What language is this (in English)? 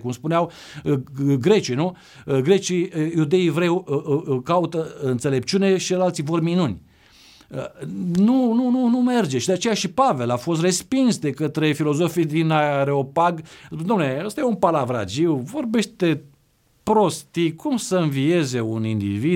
Romanian